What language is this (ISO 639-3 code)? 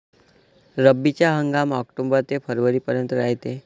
mar